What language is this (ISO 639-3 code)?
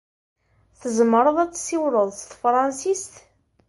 kab